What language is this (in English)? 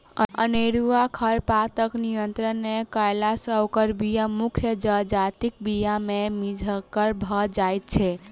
Maithili